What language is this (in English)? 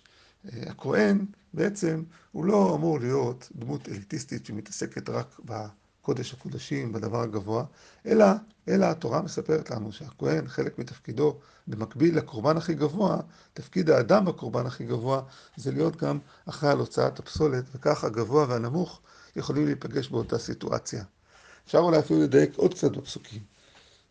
Hebrew